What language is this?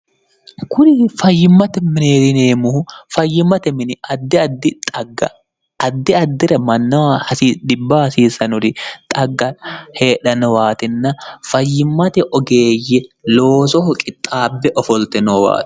Sidamo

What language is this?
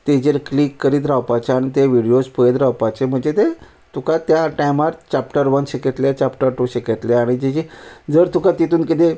Konkani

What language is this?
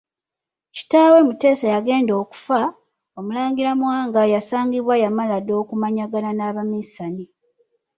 Ganda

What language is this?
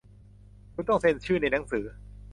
Thai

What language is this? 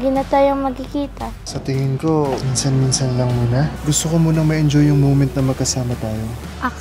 Filipino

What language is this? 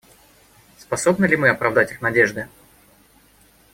Russian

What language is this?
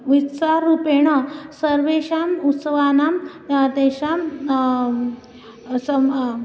Sanskrit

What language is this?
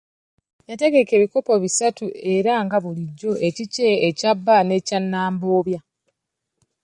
Ganda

